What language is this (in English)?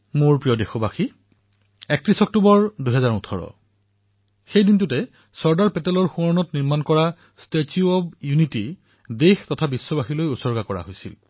Assamese